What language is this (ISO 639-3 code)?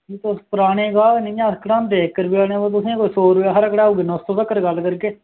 doi